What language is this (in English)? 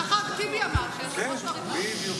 Hebrew